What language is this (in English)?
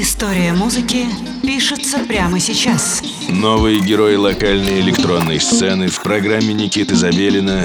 Russian